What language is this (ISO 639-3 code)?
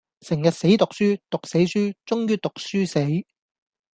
yue